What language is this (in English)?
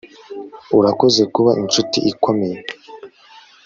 Kinyarwanda